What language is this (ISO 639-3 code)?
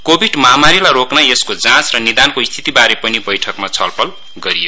nep